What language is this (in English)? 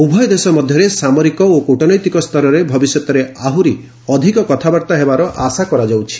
Odia